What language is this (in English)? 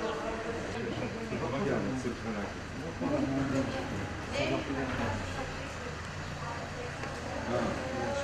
Turkish